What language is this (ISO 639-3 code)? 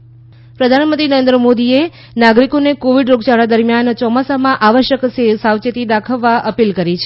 guj